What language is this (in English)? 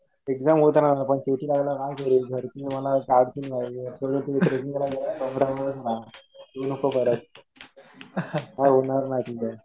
Marathi